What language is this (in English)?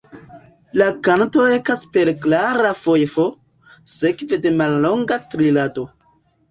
Esperanto